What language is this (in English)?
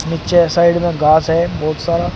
Hindi